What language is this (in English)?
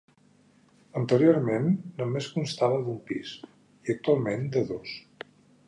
Catalan